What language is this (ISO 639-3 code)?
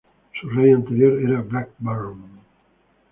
spa